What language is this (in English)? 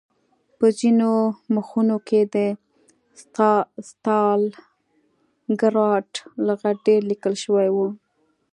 Pashto